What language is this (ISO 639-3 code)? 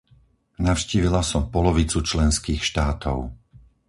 slk